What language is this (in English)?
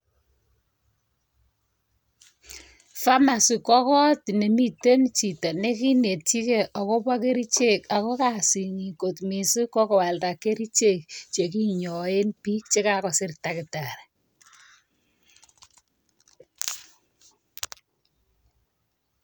Kalenjin